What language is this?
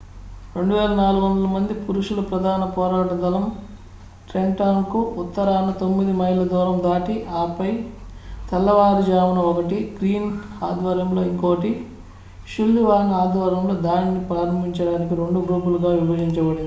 Telugu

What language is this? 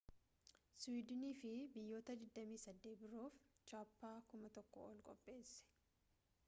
Oromo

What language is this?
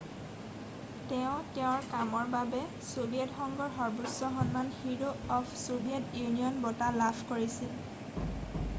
Assamese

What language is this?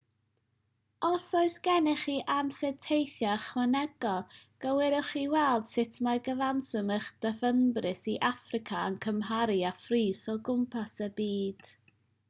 Welsh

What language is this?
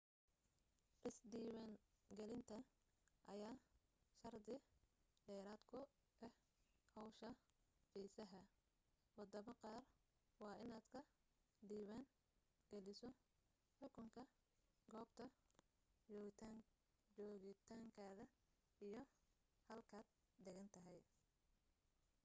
Somali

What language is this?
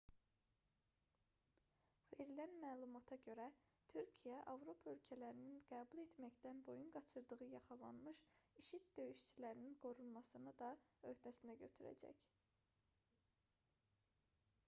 Azerbaijani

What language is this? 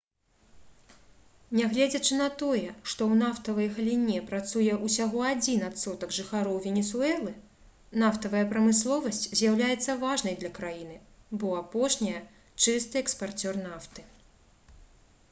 Belarusian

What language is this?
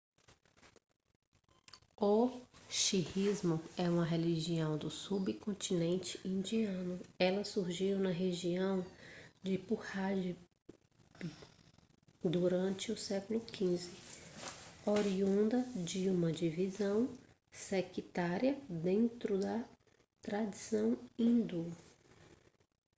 Portuguese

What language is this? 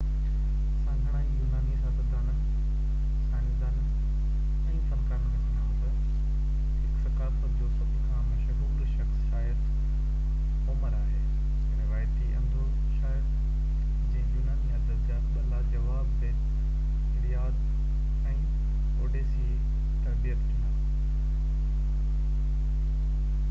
Sindhi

